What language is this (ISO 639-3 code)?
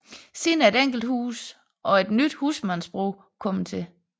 dan